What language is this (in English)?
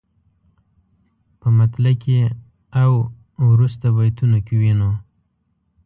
Pashto